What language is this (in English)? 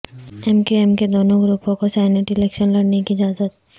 Urdu